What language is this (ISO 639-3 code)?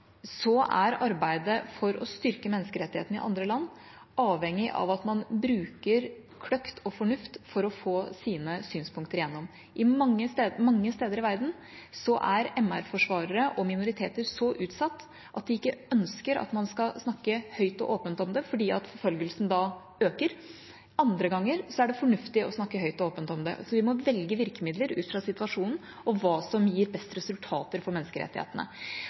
nob